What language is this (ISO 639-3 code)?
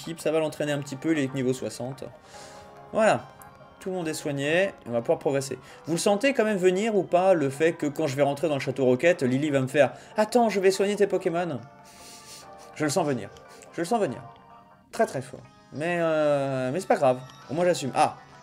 fra